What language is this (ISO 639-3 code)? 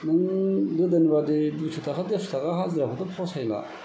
brx